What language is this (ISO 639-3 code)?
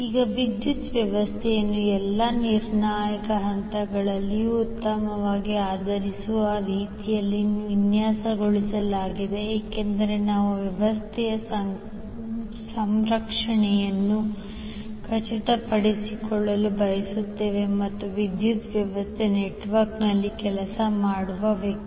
kan